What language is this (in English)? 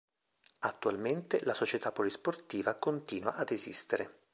Italian